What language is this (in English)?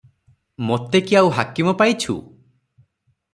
Odia